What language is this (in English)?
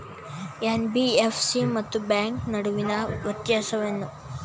Kannada